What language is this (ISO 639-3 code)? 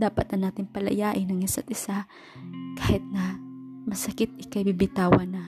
fil